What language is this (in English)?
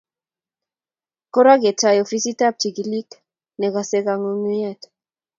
Kalenjin